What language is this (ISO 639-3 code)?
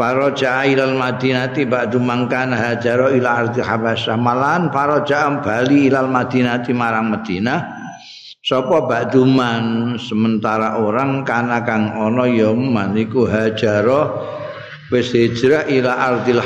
ind